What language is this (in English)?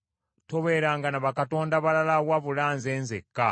Ganda